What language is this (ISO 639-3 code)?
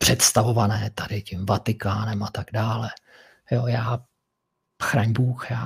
ces